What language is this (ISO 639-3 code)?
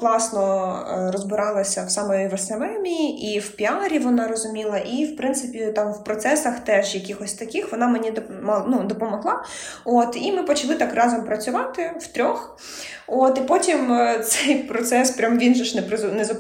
ukr